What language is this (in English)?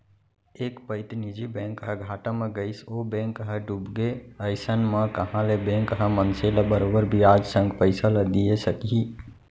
Chhattisgarhi